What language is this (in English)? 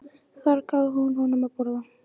Icelandic